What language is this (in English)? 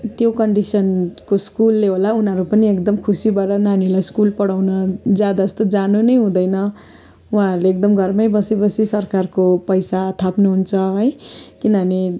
Nepali